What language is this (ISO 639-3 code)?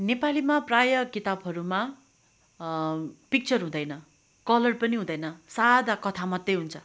nep